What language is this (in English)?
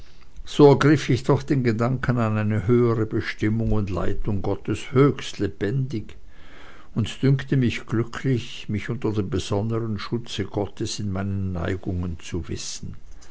German